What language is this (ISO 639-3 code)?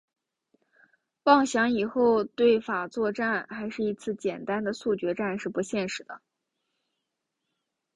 zho